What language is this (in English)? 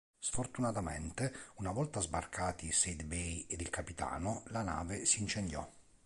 Italian